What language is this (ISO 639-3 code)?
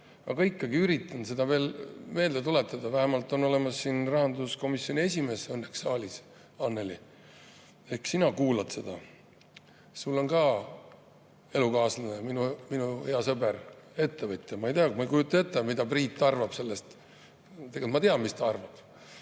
est